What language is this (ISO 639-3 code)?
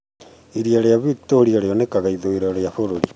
kik